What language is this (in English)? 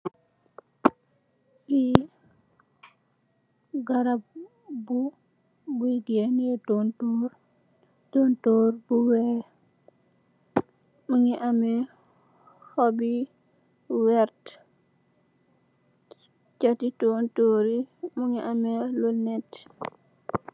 Wolof